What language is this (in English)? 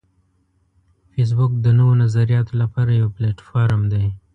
Pashto